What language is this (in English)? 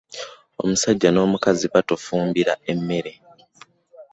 Ganda